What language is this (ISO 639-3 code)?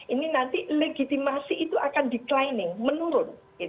ind